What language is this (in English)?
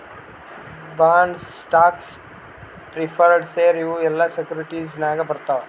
Kannada